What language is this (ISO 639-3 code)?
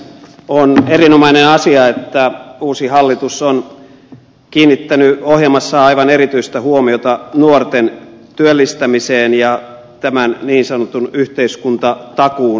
fin